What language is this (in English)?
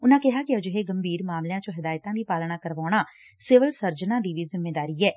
Punjabi